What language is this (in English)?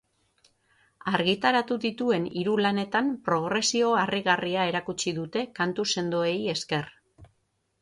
Basque